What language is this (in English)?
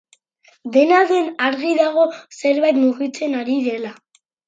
Basque